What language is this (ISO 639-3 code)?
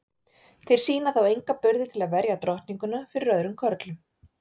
isl